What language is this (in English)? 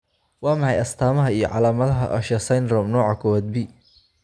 Somali